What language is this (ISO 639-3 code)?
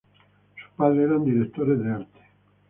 spa